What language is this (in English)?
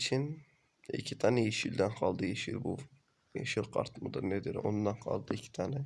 Turkish